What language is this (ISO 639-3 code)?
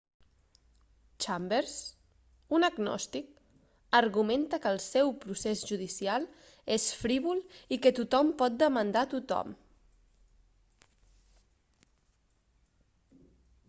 cat